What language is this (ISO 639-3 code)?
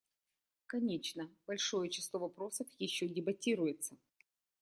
rus